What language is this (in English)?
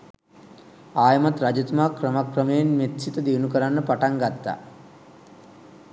Sinhala